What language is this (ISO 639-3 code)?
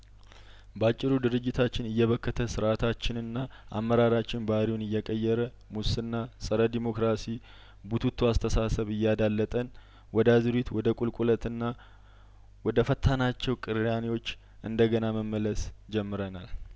amh